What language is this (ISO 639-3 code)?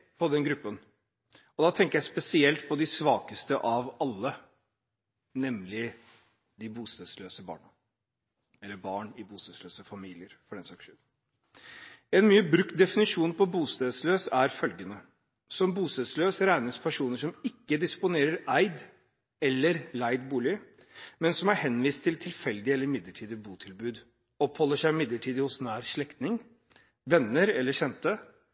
nob